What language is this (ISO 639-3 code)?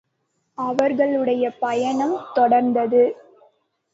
tam